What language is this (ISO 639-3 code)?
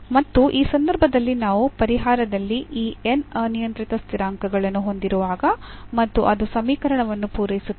kan